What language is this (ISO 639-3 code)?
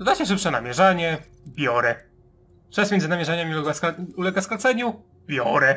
pol